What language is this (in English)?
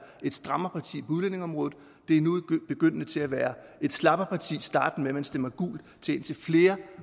Danish